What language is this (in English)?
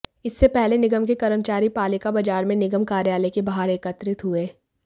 Hindi